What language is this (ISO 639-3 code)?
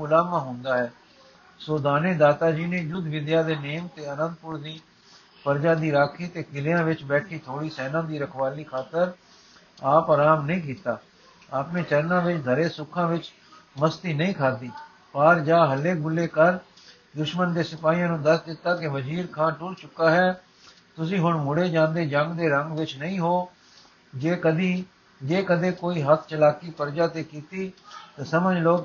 pan